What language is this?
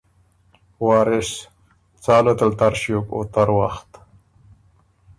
Ormuri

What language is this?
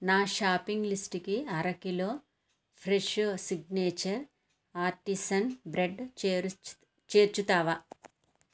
Telugu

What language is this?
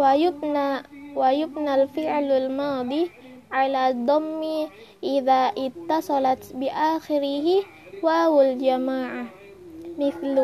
Arabic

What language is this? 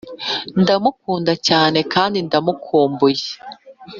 Kinyarwanda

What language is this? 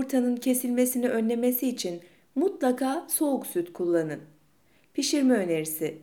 Turkish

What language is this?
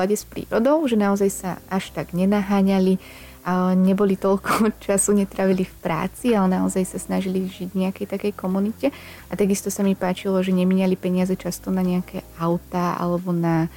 Slovak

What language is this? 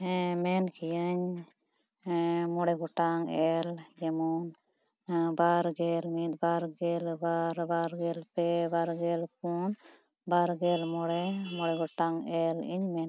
Santali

